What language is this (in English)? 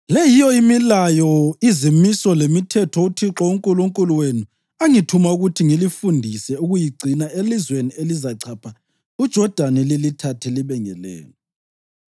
North Ndebele